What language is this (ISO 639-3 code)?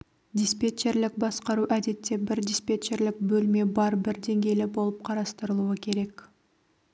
kaz